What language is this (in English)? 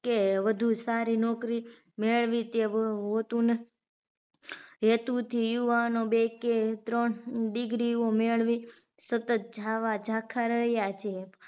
Gujarati